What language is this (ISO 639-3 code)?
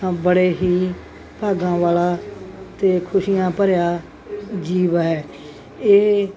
pan